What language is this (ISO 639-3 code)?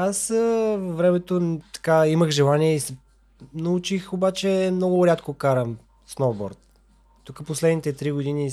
bul